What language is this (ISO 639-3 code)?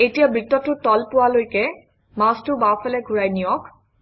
asm